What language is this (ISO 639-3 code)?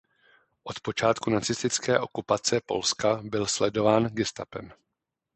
ces